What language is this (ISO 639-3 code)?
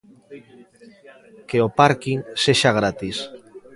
glg